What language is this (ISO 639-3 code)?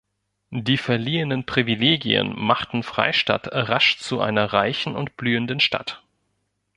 deu